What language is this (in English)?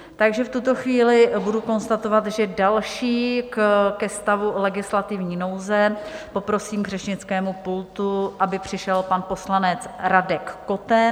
Czech